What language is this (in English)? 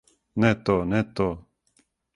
Serbian